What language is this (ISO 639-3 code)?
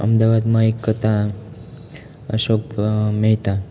guj